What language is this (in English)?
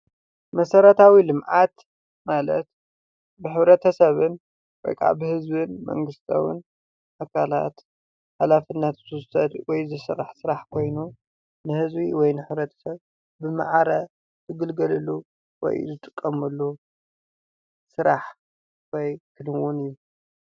Tigrinya